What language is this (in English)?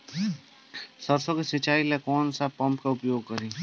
Bhojpuri